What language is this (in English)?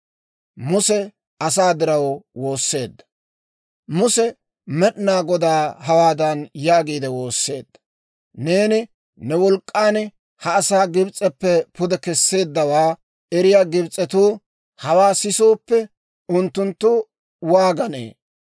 Dawro